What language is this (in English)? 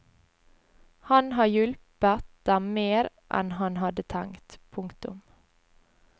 Norwegian